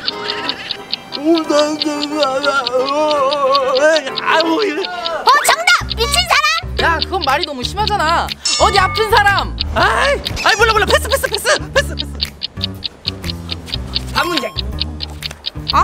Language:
Korean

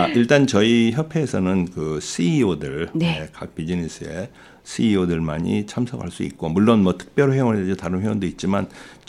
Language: Korean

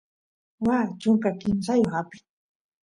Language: Santiago del Estero Quichua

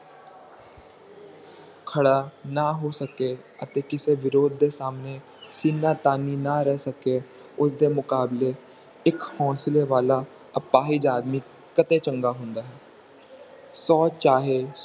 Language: Punjabi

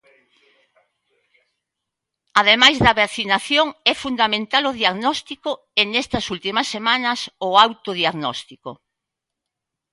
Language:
Galician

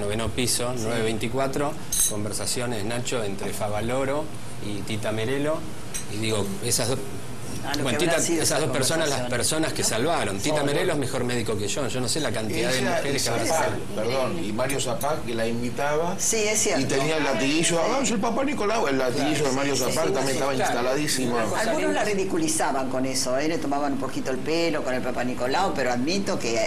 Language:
Spanish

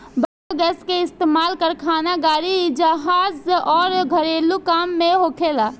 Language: Bhojpuri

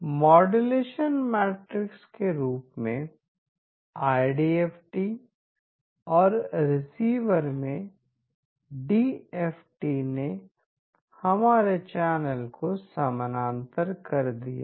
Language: Hindi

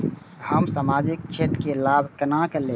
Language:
Maithili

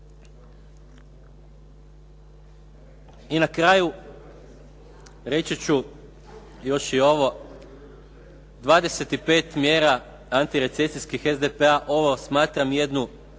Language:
Croatian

